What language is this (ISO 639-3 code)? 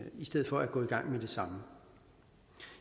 dan